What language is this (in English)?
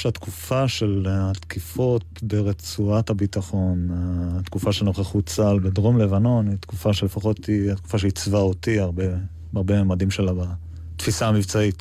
Hebrew